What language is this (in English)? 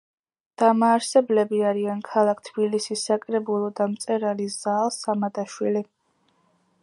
Georgian